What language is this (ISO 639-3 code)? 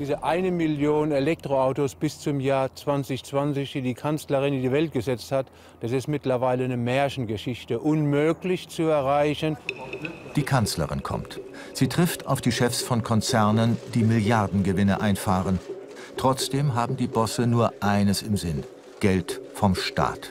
deu